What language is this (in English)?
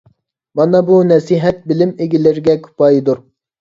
Uyghur